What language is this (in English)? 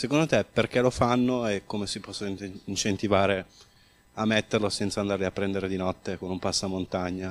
Italian